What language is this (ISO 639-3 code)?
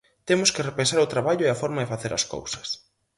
glg